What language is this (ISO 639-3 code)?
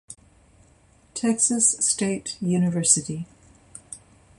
eng